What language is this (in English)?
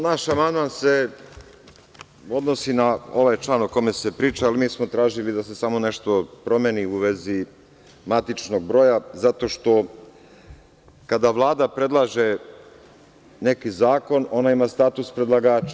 Serbian